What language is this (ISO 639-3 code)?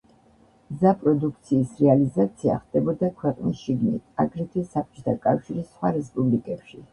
kat